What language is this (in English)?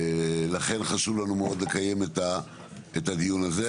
Hebrew